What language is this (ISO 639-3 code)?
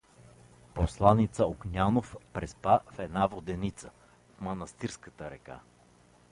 bul